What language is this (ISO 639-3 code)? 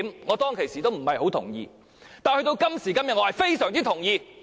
yue